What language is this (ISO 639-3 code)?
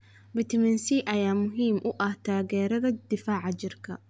som